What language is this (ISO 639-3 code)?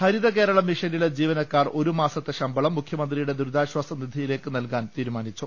mal